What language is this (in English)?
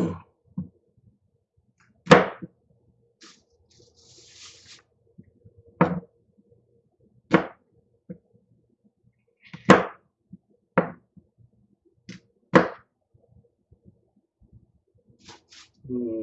Spanish